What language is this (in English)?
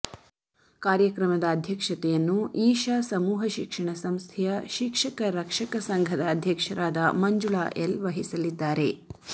Kannada